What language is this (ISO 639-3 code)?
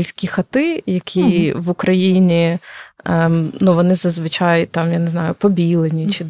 ukr